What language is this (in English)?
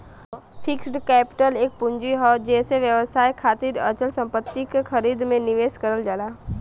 Bhojpuri